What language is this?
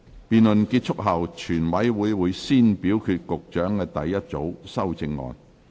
Cantonese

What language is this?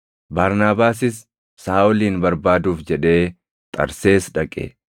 Oromo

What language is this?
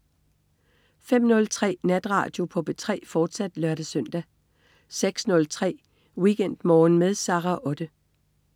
Danish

